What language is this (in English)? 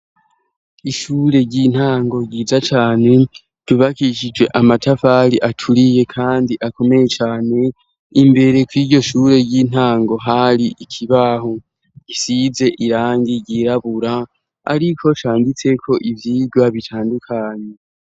Rundi